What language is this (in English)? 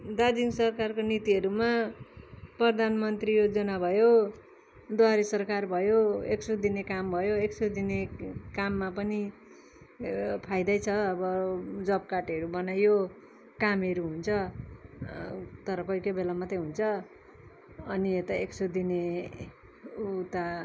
Nepali